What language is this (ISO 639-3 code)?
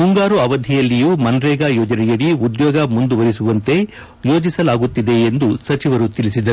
kan